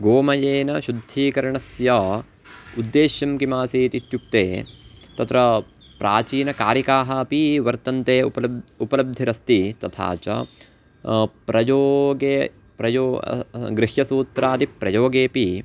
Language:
Sanskrit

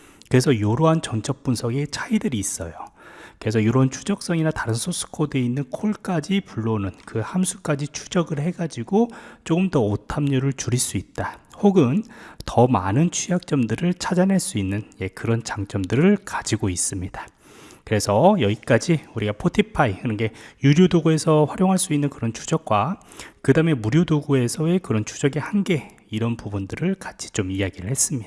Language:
Korean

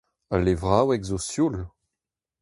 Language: Breton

